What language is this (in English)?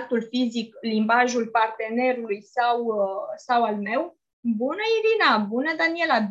Romanian